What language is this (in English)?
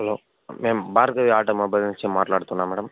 Telugu